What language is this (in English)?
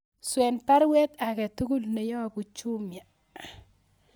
Kalenjin